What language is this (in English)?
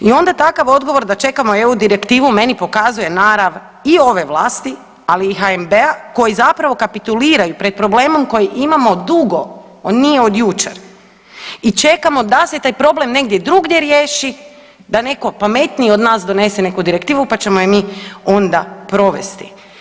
Croatian